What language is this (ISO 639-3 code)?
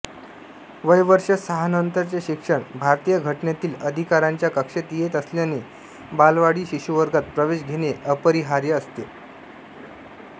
mar